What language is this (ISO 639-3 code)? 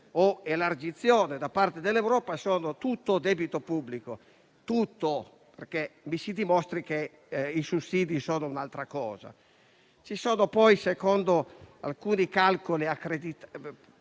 ita